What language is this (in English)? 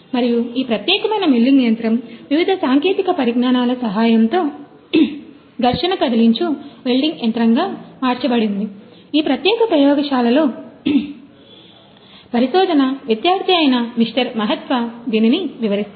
Telugu